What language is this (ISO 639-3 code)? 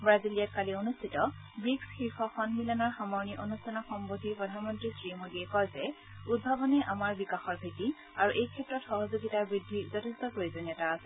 asm